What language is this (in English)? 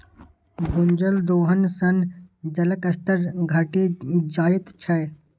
Maithili